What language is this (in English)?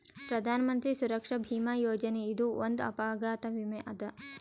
Kannada